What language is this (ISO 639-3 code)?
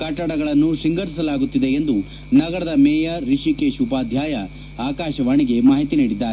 kan